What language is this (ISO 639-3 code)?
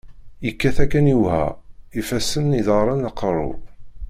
kab